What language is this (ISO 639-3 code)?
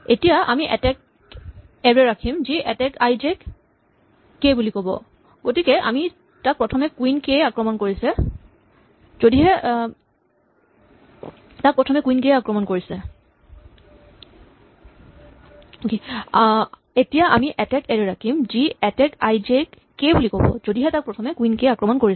asm